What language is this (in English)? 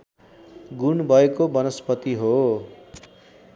Nepali